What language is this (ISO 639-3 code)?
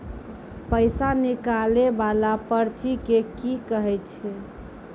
mai